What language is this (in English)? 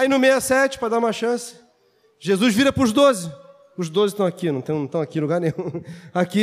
Portuguese